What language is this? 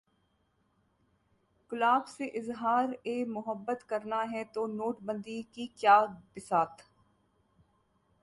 Hindi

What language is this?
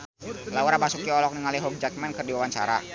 Sundanese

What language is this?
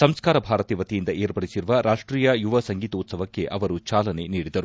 Kannada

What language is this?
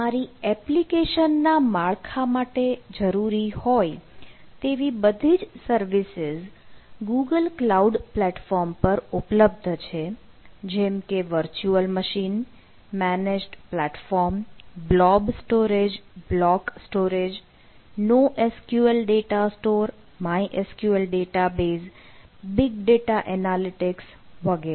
Gujarati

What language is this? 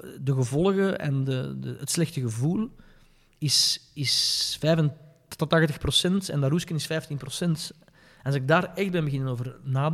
Dutch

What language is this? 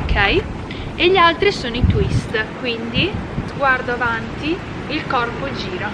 Italian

